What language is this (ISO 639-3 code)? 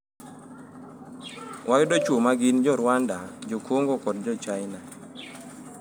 luo